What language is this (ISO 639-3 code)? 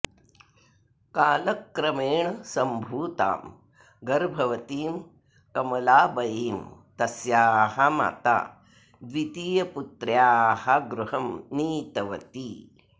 san